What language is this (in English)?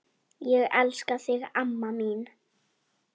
Icelandic